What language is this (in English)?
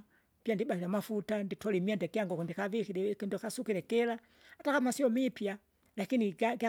Kinga